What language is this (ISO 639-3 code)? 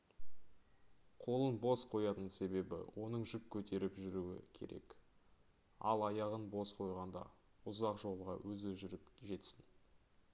kaz